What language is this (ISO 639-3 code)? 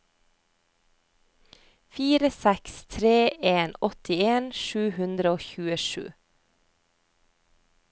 nor